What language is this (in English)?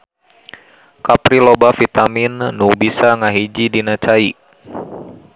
Sundanese